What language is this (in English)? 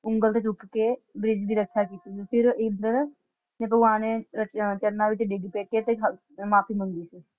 Punjabi